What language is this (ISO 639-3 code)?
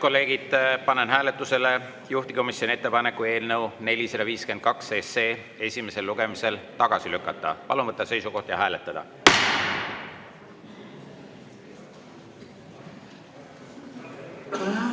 est